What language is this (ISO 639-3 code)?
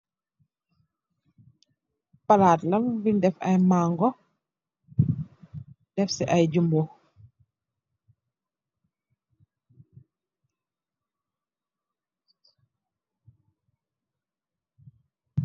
wol